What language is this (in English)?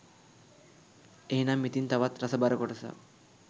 Sinhala